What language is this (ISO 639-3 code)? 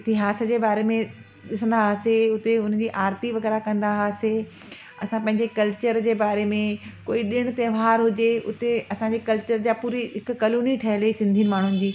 snd